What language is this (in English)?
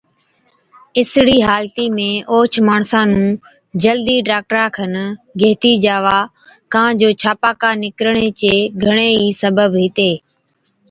Od